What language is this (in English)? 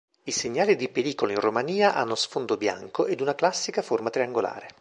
Italian